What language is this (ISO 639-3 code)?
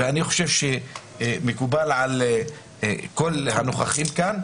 heb